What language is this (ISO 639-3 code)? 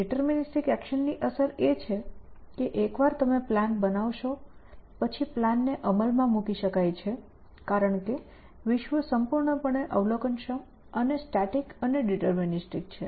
guj